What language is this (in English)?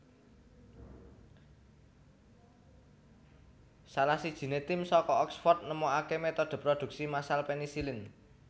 Javanese